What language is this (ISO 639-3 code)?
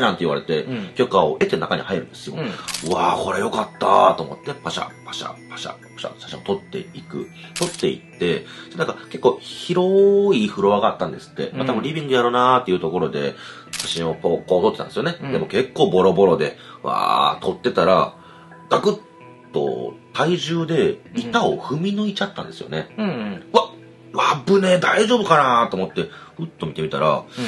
jpn